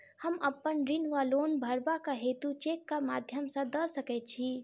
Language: Maithili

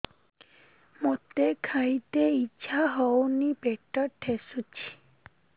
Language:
Odia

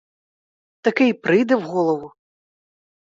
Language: Ukrainian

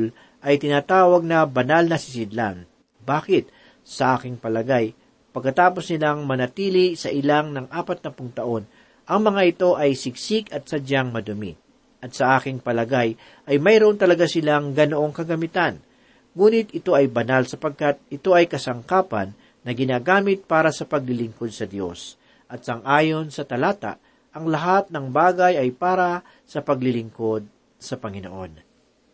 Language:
Filipino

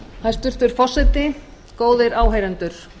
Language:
Icelandic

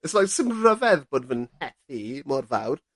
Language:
Welsh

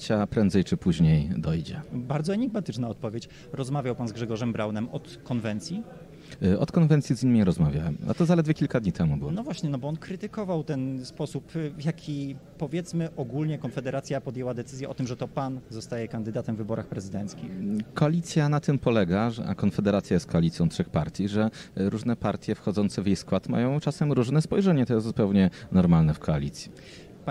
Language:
Polish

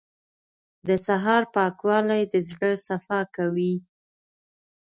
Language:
Pashto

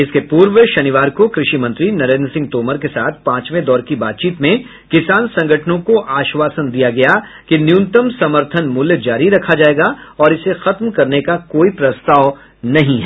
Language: Hindi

